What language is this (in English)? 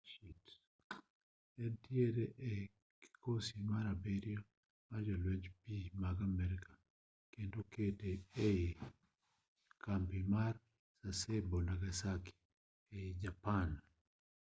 Luo (Kenya and Tanzania)